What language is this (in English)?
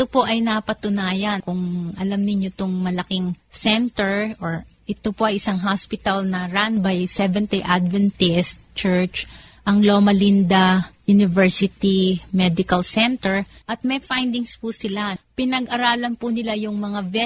Filipino